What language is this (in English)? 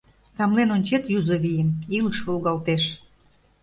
Mari